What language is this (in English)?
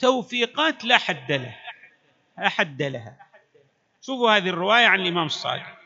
Arabic